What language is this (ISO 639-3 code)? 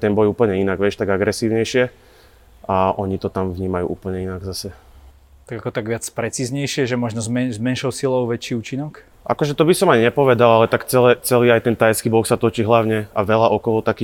slk